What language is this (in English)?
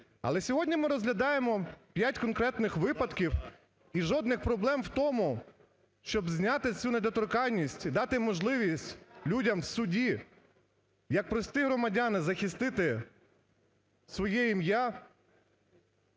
Ukrainian